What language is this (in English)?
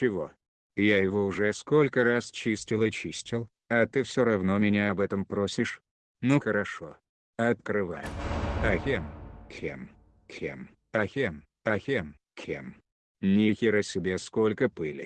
Russian